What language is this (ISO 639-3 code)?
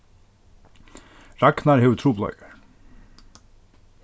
fao